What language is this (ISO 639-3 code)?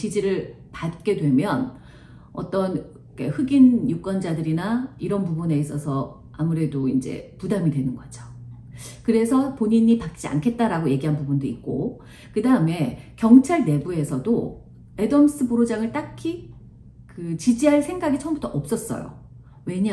kor